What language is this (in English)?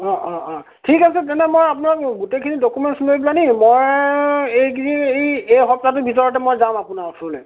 Assamese